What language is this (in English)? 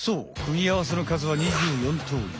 Japanese